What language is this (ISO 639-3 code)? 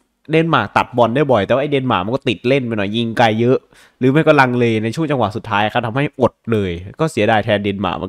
tha